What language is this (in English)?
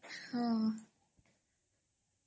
Odia